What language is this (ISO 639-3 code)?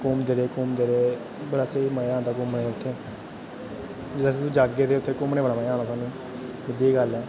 doi